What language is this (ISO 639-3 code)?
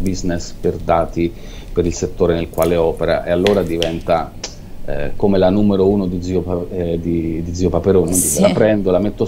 ita